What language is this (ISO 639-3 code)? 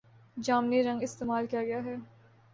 urd